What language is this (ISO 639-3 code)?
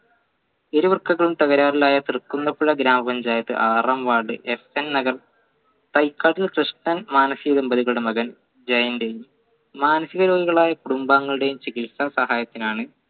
mal